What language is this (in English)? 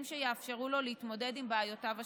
Hebrew